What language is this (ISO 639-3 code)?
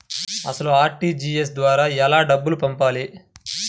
tel